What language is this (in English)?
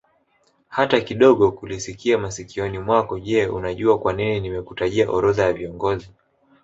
Swahili